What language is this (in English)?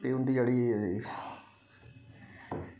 Dogri